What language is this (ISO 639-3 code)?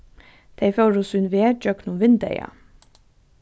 fao